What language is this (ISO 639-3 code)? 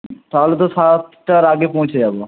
ben